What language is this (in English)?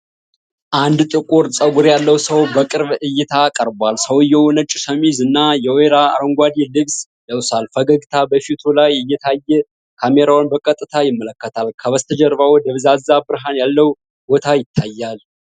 Amharic